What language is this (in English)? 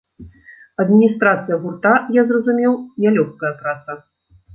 Belarusian